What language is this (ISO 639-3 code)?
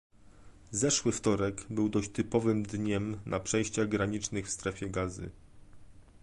pol